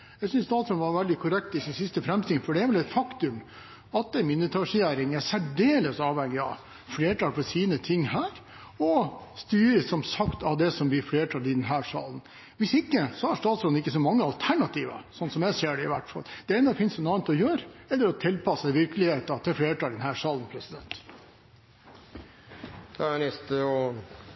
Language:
Norwegian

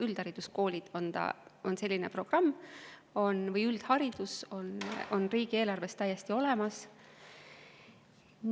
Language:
Estonian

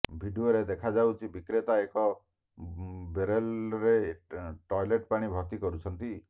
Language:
Odia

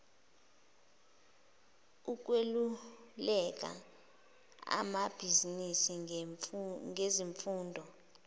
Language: Zulu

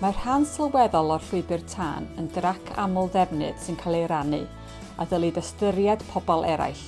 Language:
Welsh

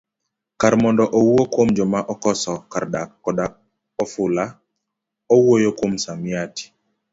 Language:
Luo (Kenya and Tanzania)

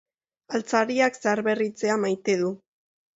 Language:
Basque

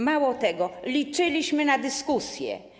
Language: Polish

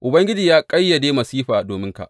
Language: Hausa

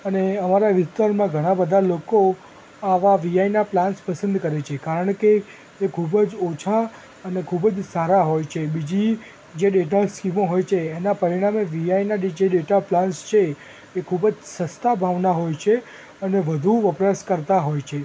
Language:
Gujarati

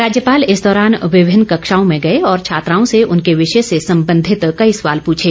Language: Hindi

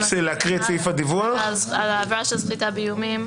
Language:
Hebrew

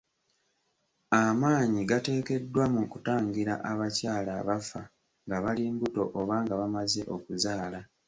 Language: Ganda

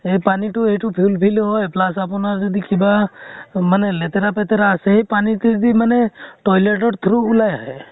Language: Assamese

